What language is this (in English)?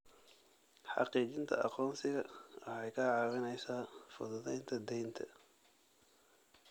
Somali